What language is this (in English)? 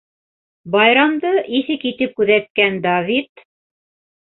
Bashkir